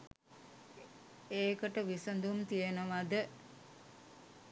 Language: Sinhala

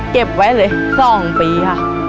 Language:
Thai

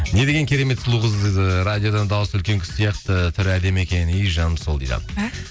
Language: Kazakh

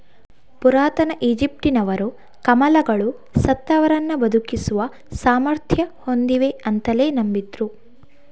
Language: Kannada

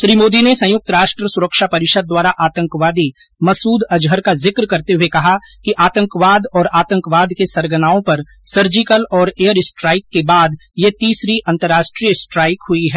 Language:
Hindi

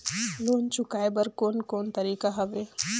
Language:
Chhattisgarhi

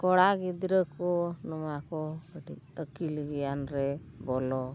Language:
Santali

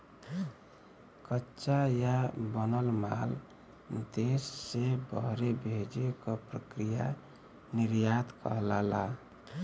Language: Bhojpuri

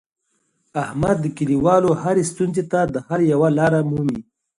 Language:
Pashto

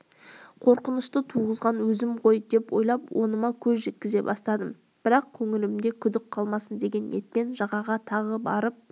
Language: Kazakh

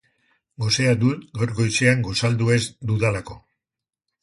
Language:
Basque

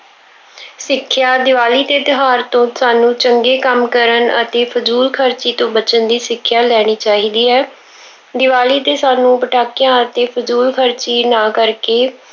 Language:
Punjabi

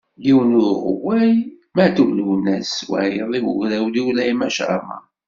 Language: Kabyle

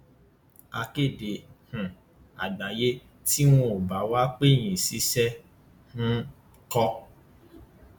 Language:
Yoruba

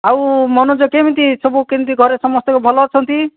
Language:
Odia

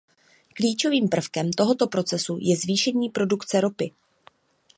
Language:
Czech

